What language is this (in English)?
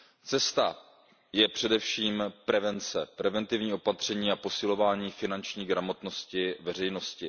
Czech